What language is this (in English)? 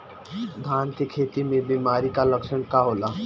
Bhojpuri